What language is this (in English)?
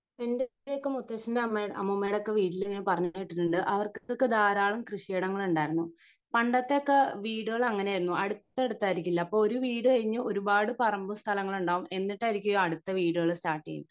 Malayalam